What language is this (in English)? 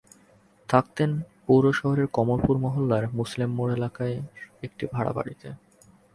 Bangla